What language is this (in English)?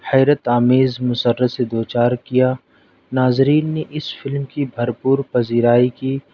Urdu